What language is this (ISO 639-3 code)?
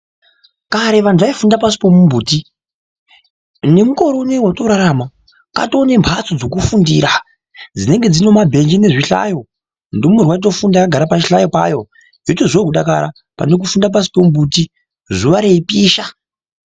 ndc